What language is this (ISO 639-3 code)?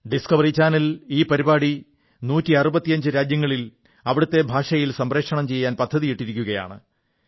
mal